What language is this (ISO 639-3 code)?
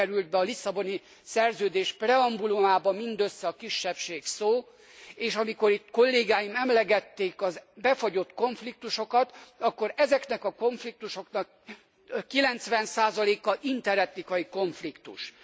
hun